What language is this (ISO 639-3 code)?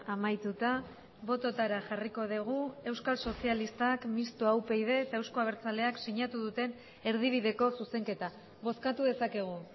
eus